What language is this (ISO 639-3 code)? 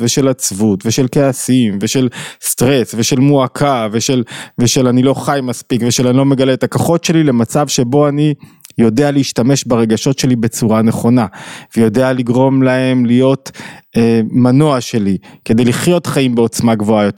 heb